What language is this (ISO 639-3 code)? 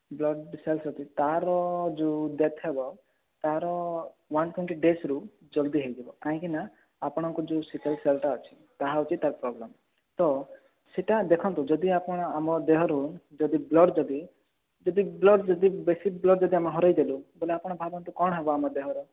ori